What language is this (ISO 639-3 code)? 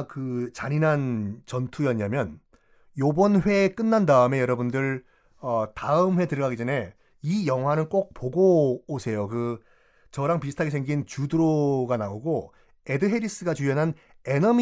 kor